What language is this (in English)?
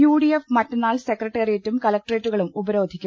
Malayalam